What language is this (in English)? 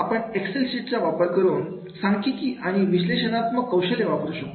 Marathi